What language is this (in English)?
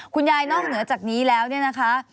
Thai